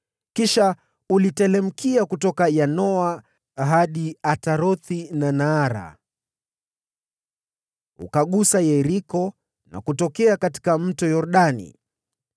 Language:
Swahili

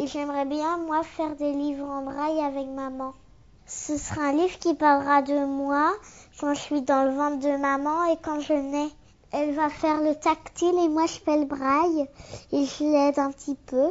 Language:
French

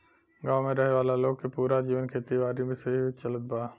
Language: Bhojpuri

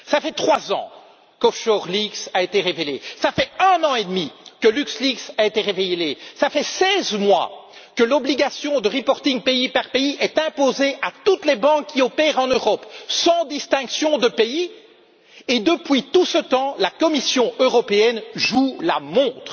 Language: French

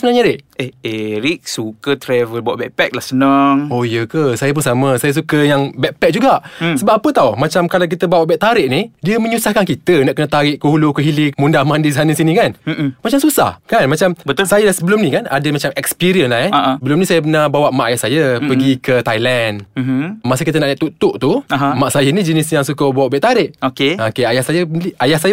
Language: Malay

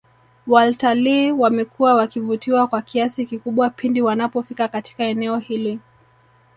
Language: Swahili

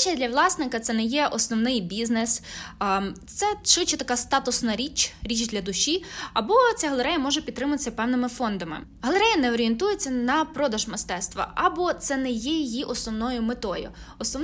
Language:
Ukrainian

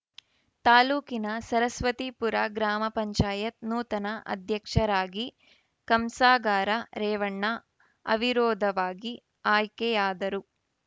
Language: Kannada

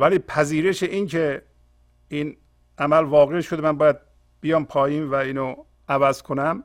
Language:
Persian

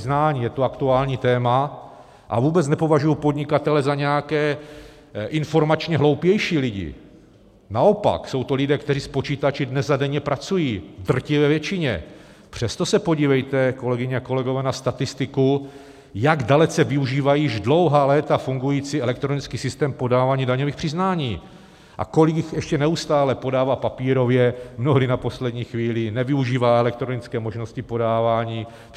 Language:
Czech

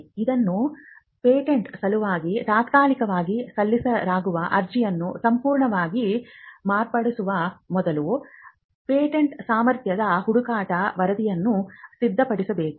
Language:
Kannada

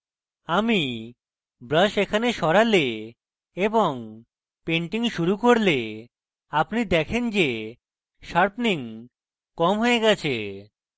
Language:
Bangla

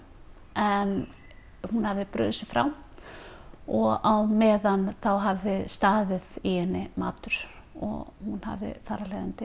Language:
Icelandic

